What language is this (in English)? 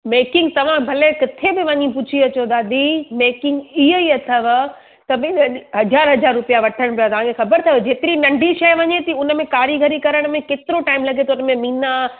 Sindhi